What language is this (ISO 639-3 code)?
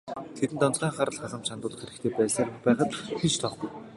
mon